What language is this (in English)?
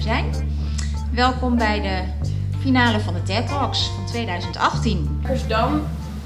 Dutch